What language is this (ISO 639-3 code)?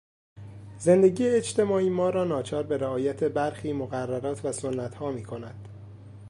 fas